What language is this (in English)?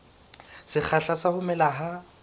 Southern Sotho